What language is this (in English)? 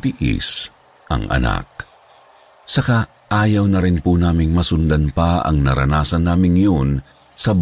Filipino